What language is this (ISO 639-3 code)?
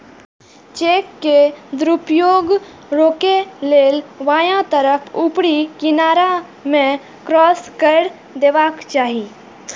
mai